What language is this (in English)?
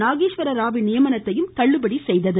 Tamil